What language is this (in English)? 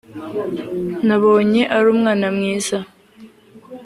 Kinyarwanda